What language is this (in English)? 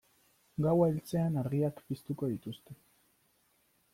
Basque